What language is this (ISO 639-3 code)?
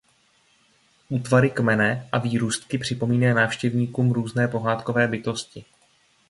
ces